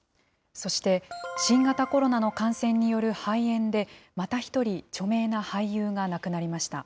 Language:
Japanese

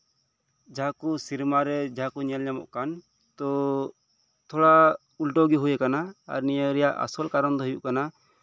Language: Santali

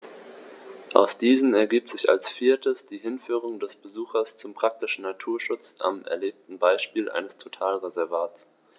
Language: German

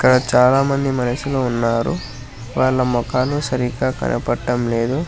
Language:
Telugu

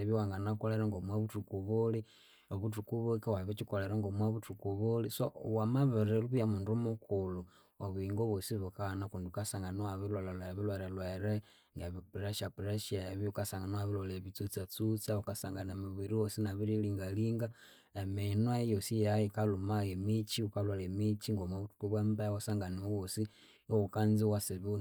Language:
Konzo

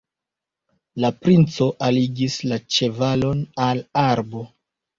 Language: Esperanto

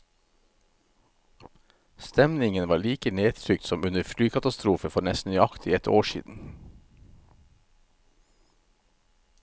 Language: Norwegian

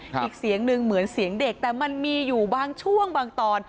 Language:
Thai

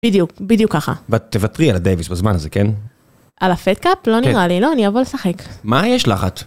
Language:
Hebrew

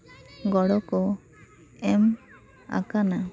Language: Santali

